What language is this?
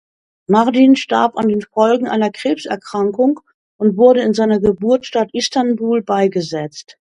German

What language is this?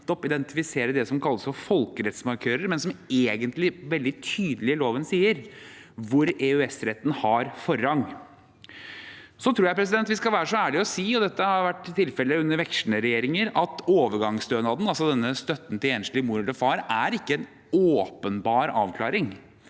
Norwegian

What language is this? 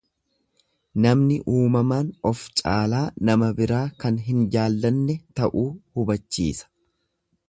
Oromo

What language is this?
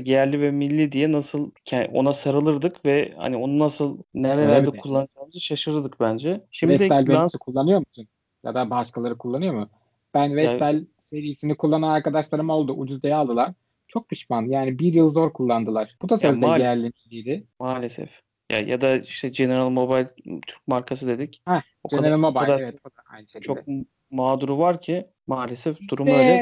Turkish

